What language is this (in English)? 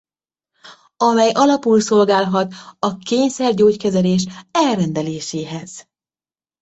Hungarian